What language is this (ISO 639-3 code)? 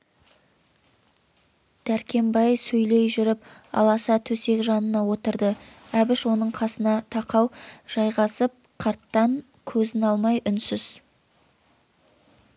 kaz